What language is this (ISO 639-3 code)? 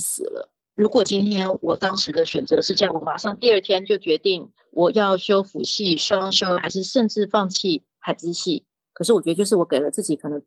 zho